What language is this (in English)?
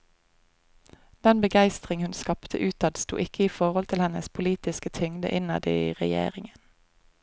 Norwegian